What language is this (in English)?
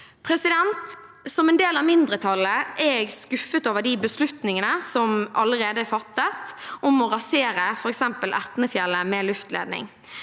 Norwegian